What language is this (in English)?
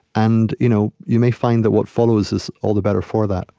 English